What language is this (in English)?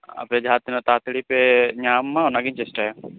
Santali